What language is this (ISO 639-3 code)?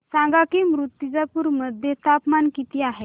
mar